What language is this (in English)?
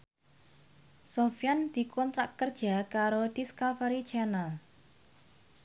Javanese